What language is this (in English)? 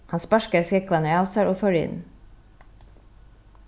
Faroese